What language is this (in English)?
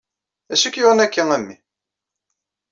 Kabyle